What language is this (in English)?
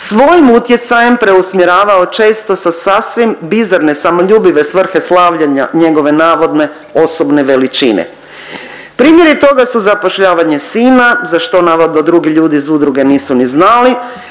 Croatian